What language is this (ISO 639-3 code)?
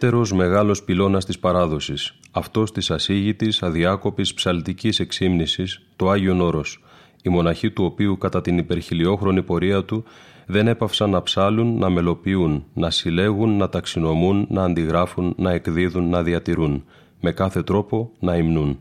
ell